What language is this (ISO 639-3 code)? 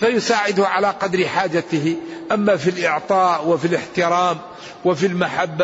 ara